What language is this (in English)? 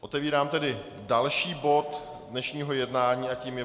Czech